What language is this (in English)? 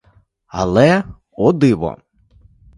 Ukrainian